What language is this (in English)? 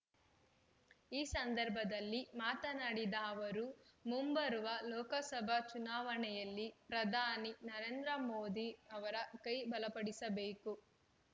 Kannada